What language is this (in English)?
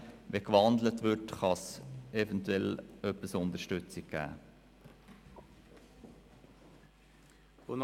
Swiss German